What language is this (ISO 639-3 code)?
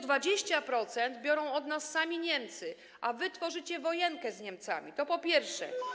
pol